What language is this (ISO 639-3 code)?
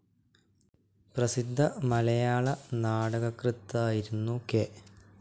mal